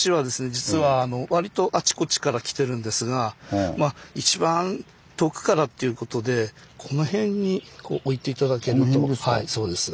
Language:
Japanese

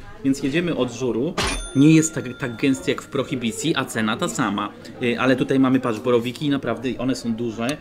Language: Polish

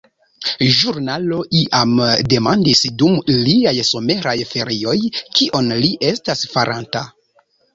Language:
Esperanto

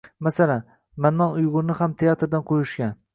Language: Uzbek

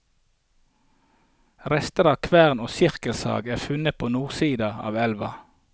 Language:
Norwegian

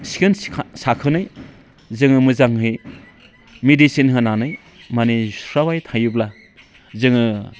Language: Bodo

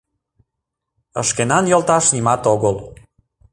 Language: Mari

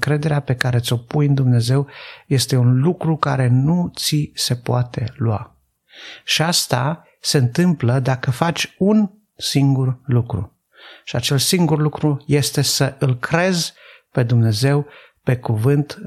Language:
Romanian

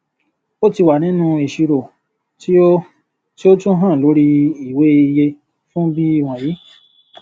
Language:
Yoruba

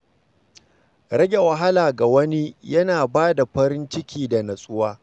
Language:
Hausa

